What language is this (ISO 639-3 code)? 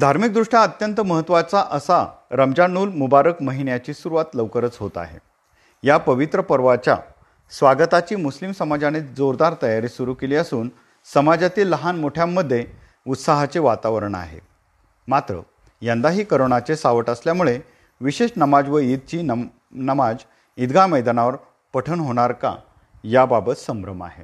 mar